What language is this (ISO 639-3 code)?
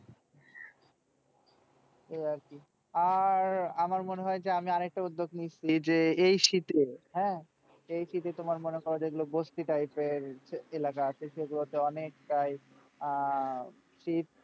ben